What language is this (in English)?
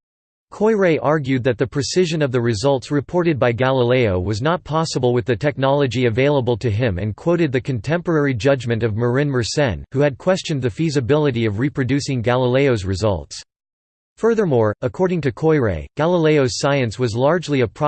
English